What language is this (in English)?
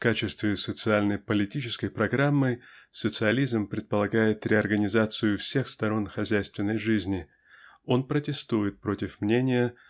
Russian